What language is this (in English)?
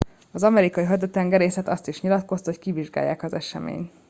Hungarian